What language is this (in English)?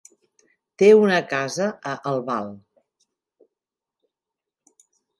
Catalan